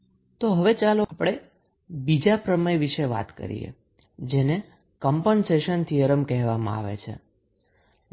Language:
Gujarati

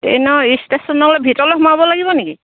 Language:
Assamese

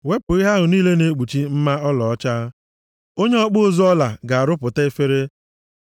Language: Igbo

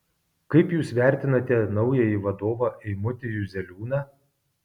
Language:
Lithuanian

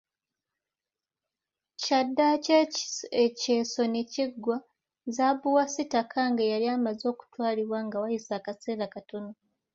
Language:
Ganda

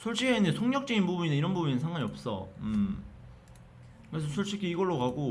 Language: Korean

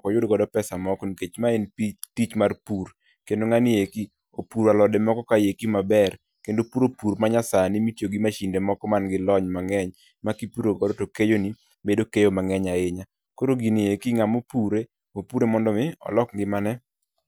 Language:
Luo (Kenya and Tanzania)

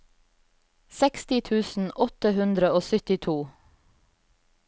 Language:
Norwegian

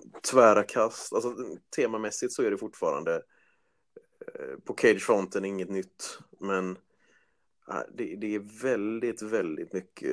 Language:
Swedish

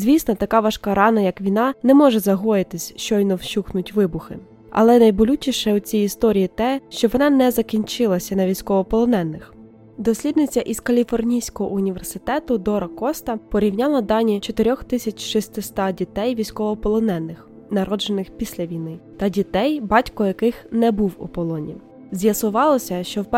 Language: Ukrainian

